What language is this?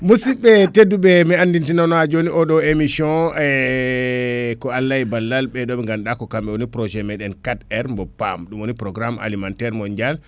Fula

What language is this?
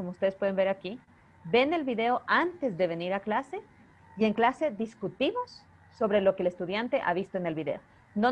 Spanish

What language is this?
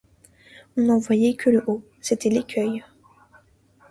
French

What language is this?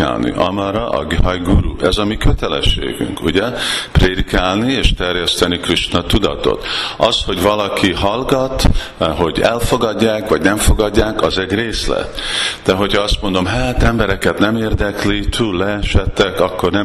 Hungarian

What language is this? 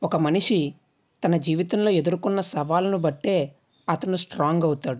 Telugu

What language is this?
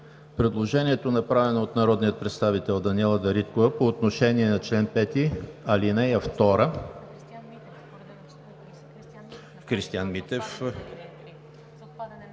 Bulgarian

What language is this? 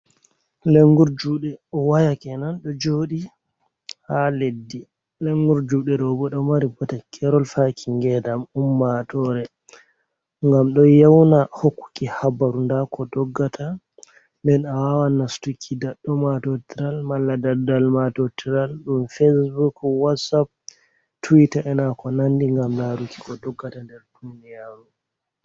Fula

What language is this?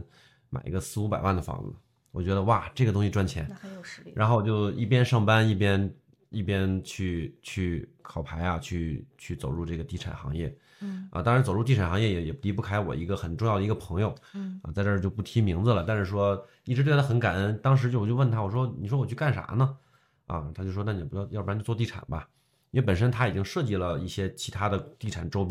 Chinese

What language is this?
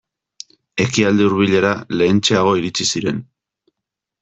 Basque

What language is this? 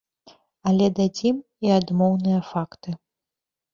Belarusian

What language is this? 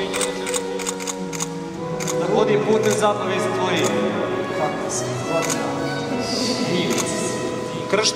Romanian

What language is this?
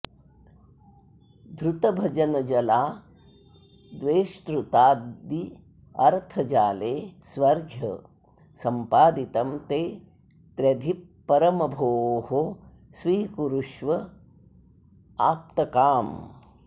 Sanskrit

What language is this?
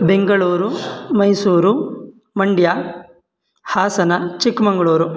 Sanskrit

